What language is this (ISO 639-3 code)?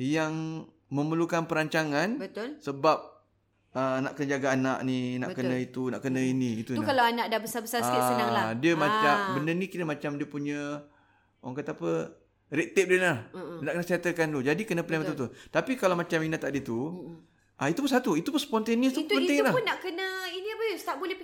msa